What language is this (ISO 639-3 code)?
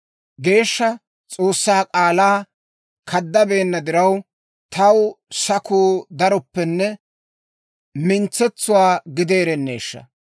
dwr